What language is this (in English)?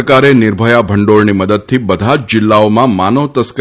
Gujarati